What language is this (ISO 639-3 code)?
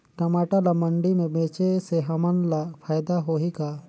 hne